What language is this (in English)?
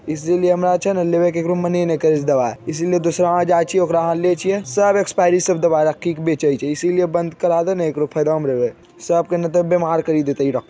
Magahi